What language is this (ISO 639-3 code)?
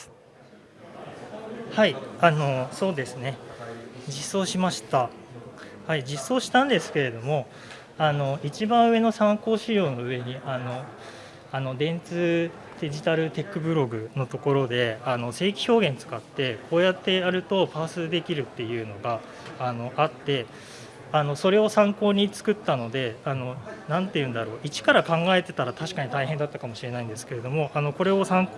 jpn